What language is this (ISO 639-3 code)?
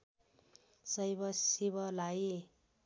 nep